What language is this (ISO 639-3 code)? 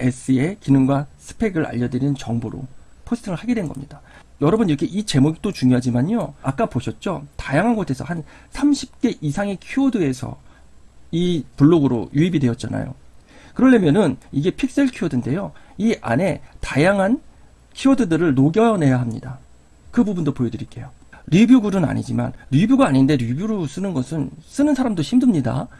kor